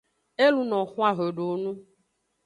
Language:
Aja (Benin)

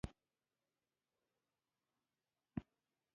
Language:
Pashto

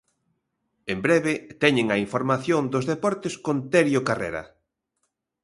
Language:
Galician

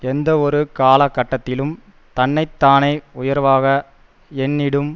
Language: Tamil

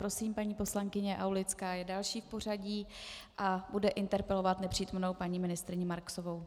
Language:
Czech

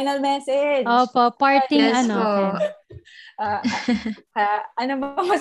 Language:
Filipino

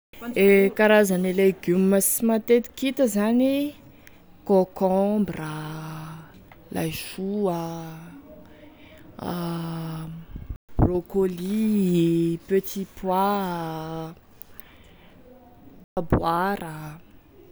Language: Tesaka Malagasy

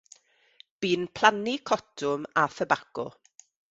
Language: Welsh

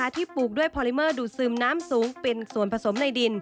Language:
Thai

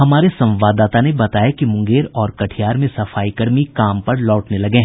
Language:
Hindi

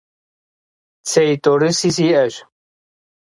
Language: Kabardian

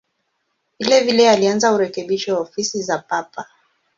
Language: Swahili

